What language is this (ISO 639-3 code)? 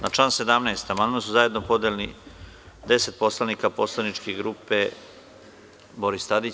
srp